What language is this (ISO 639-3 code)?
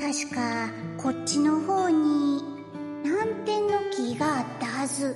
jpn